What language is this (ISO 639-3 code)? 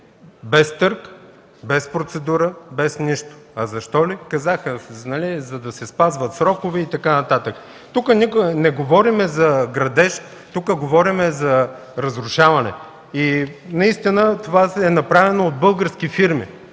bul